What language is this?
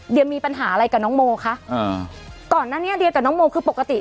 Thai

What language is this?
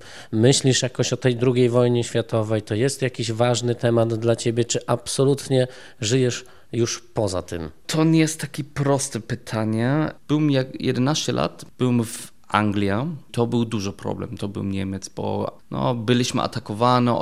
Polish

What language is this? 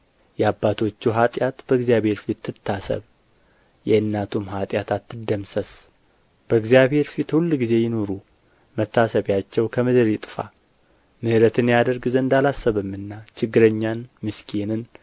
Amharic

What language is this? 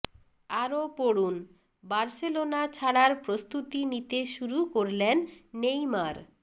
Bangla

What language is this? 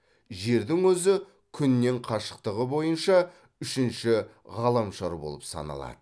Kazakh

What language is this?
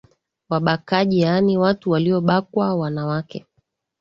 Swahili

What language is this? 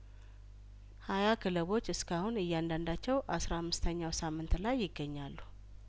Amharic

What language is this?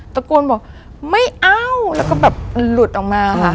Thai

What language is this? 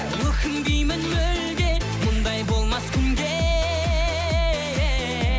Kazakh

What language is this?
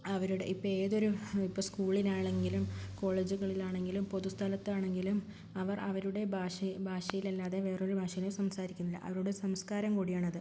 Malayalam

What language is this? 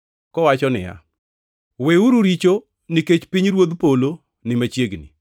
Luo (Kenya and Tanzania)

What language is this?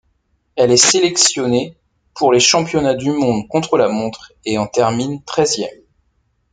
French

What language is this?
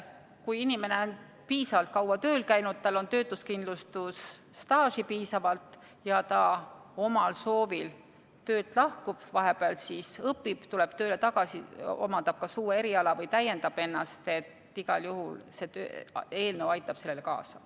Estonian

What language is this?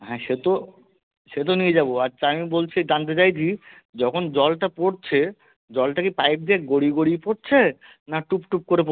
Bangla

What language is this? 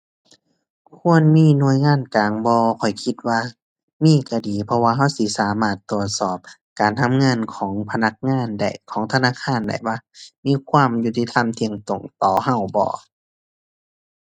Thai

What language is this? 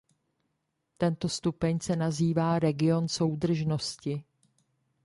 Czech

